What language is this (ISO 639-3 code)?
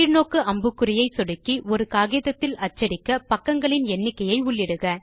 tam